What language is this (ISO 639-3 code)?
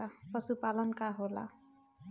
bho